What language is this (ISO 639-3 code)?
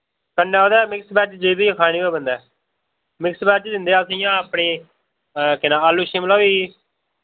doi